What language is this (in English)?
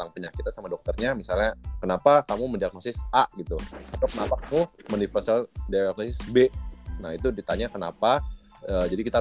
Indonesian